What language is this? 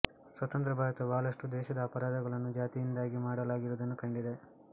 Kannada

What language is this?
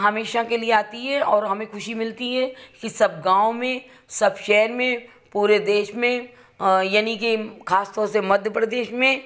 Hindi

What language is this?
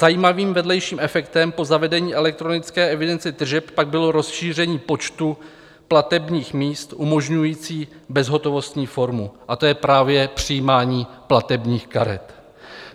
Czech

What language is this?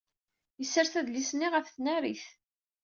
Kabyle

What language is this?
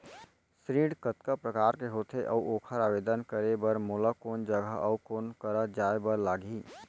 Chhattisgarhi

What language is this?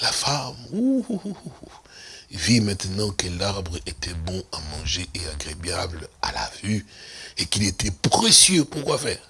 French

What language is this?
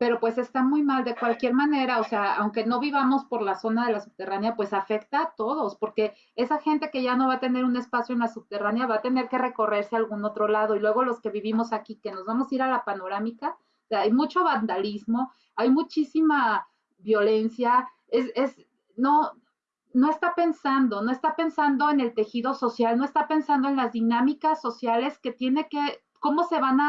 Spanish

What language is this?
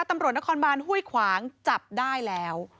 Thai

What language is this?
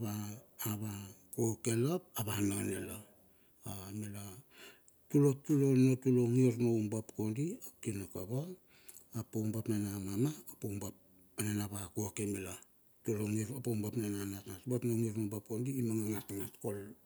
Bilur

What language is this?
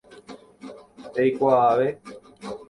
Guarani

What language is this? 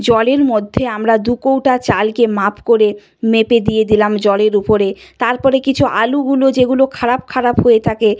Bangla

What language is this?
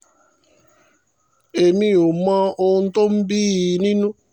Yoruba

